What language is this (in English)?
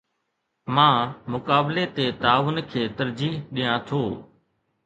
Sindhi